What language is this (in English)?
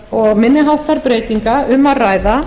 Icelandic